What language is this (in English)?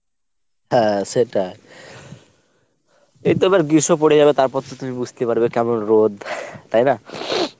Bangla